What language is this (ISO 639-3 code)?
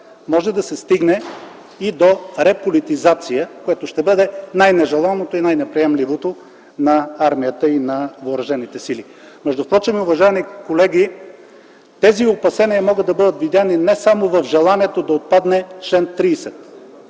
bul